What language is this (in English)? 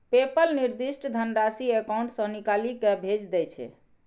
Maithili